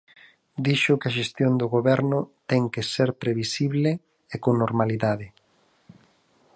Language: Galician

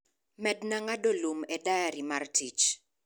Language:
Luo (Kenya and Tanzania)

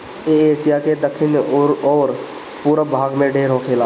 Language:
Bhojpuri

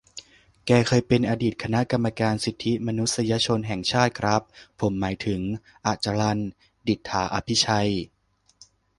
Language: Thai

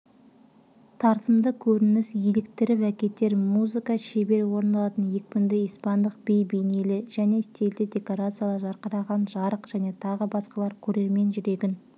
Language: Kazakh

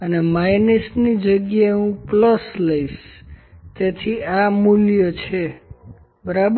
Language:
Gujarati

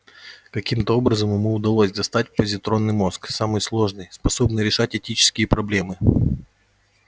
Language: Russian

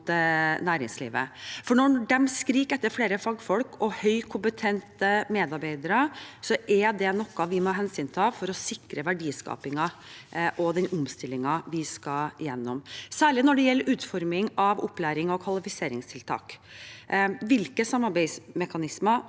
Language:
Norwegian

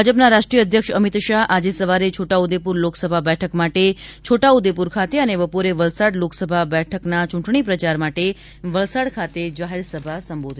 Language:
Gujarati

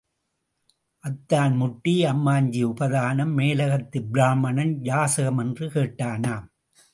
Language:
Tamil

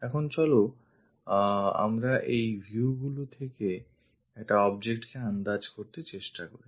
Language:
Bangla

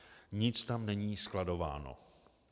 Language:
Czech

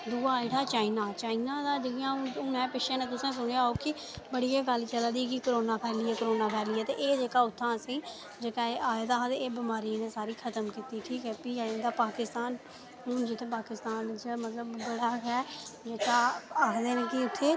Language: Dogri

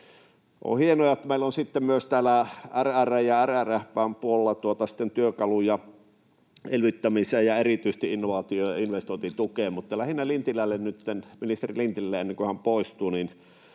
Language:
Finnish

